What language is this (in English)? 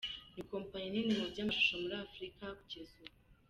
Kinyarwanda